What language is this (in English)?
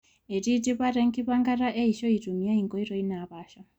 Masai